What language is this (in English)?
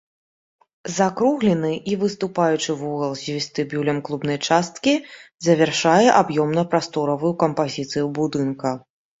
Belarusian